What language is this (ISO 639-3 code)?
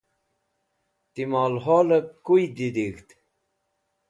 wbl